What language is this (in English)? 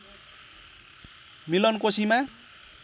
Nepali